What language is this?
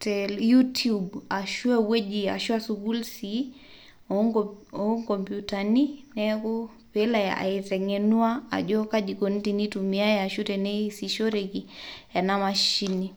Masai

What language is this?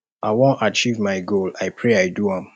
Nigerian Pidgin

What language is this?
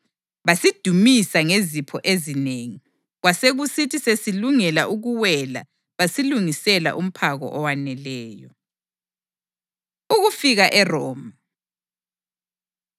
North Ndebele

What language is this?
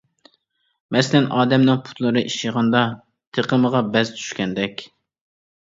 Uyghur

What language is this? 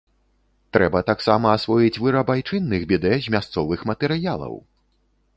Belarusian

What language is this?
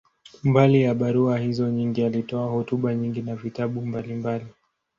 Swahili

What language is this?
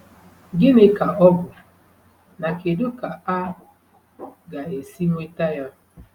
Igbo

